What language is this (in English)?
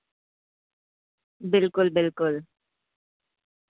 Urdu